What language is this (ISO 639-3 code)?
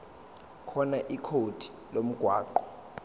zul